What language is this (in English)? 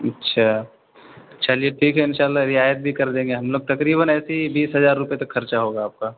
Urdu